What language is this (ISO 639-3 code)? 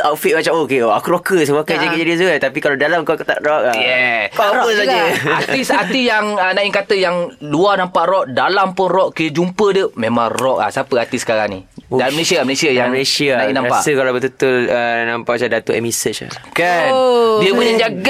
msa